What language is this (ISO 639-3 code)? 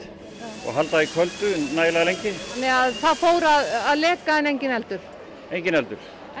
isl